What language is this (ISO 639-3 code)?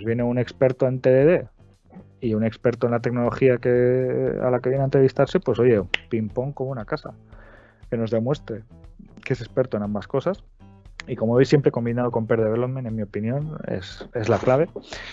spa